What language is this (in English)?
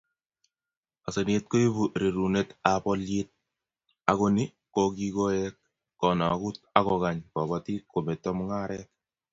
Kalenjin